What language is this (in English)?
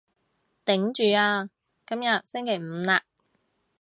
Cantonese